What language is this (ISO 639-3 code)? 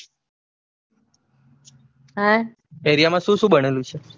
guj